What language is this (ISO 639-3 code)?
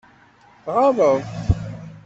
kab